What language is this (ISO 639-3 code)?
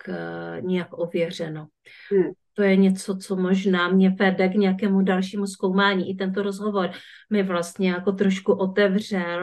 ces